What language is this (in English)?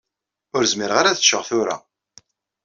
Kabyle